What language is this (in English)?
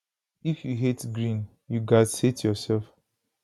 Nigerian Pidgin